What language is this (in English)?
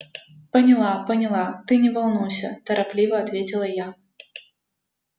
Russian